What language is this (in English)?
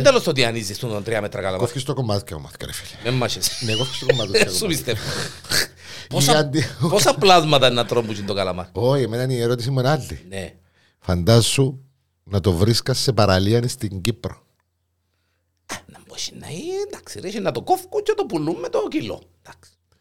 Greek